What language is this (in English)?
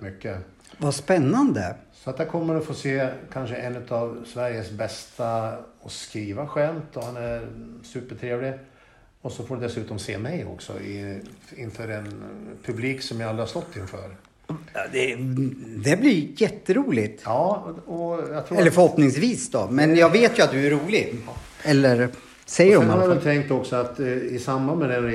Swedish